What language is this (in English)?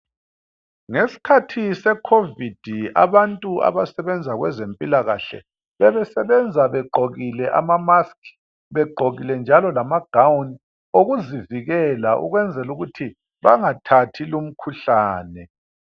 North Ndebele